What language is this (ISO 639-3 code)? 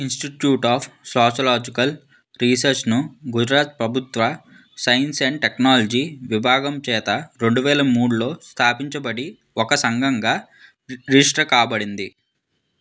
tel